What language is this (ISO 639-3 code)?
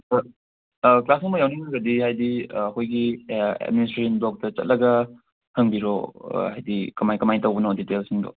mni